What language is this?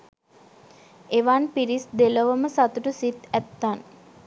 Sinhala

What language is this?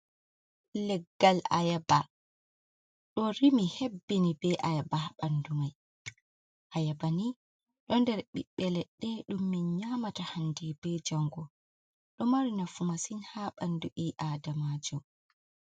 Fula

